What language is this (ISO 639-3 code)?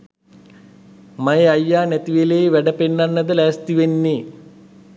sin